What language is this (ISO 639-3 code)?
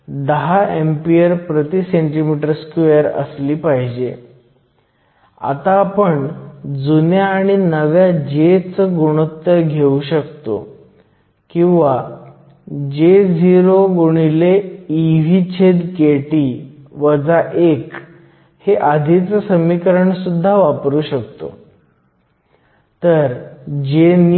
mar